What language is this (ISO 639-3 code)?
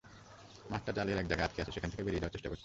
ben